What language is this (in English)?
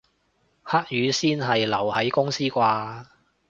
Cantonese